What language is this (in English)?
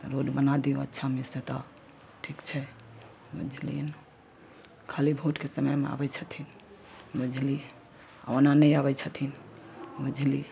Maithili